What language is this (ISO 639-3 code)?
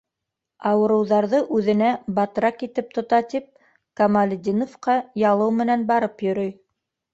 bak